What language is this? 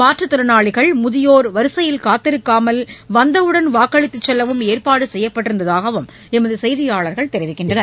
Tamil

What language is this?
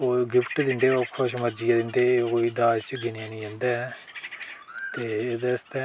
Dogri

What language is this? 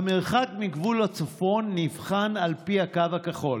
Hebrew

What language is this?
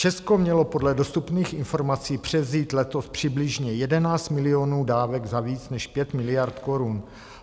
Czech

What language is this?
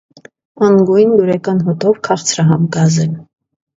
Armenian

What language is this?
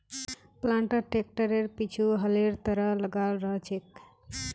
Magahi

